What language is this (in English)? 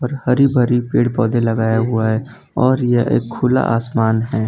Hindi